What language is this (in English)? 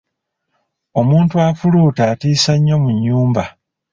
Ganda